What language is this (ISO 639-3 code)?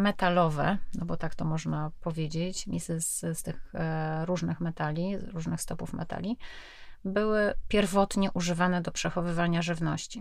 pol